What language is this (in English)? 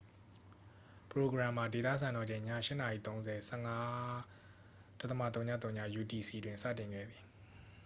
Burmese